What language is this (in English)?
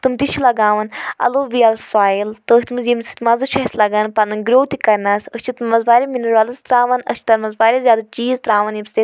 Kashmiri